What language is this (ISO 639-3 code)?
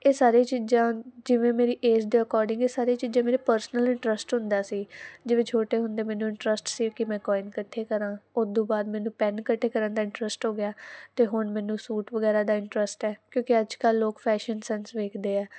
pan